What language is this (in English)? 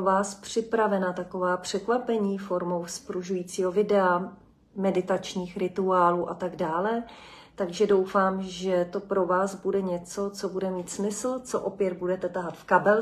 Czech